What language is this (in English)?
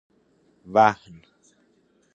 Persian